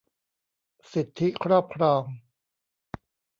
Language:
Thai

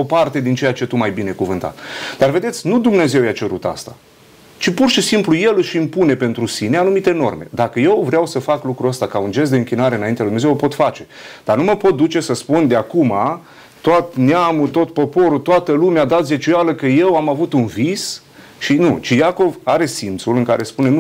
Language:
Romanian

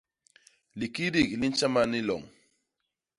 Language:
Basaa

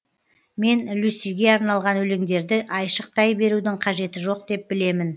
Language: Kazakh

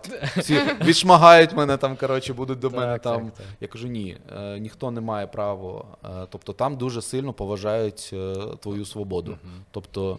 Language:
Ukrainian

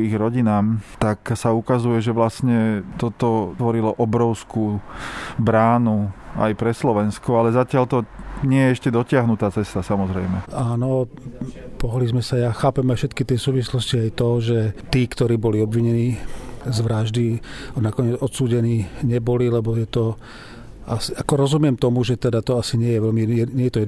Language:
Slovak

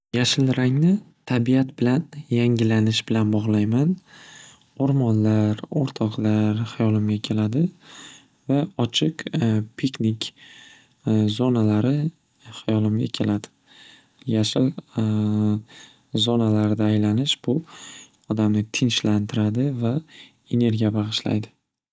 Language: Uzbek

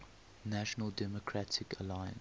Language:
English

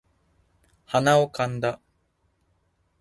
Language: Japanese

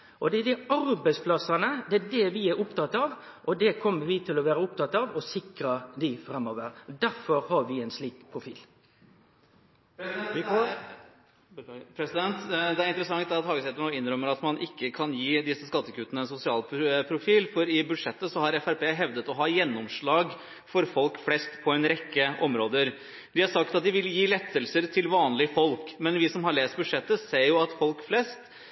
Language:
Norwegian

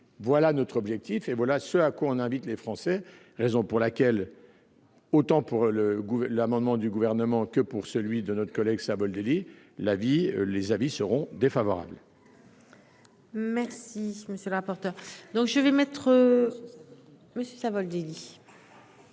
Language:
French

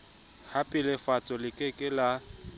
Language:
Southern Sotho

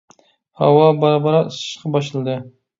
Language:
Uyghur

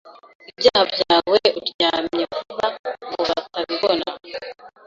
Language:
Kinyarwanda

